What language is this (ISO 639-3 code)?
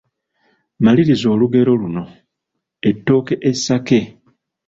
lug